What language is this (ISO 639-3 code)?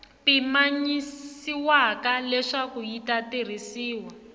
tso